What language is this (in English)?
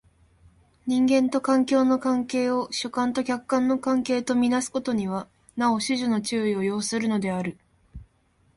Japanese